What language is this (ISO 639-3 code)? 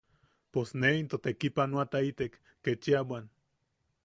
yaq